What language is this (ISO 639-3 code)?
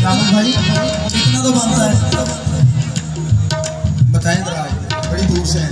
urd